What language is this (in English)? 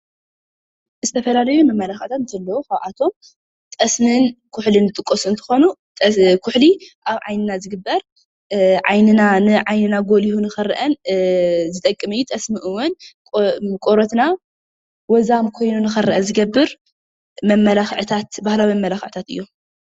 Tigrinya